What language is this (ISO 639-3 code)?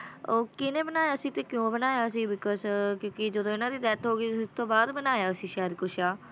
pan